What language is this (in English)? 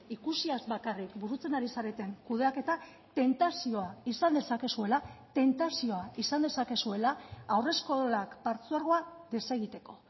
Basque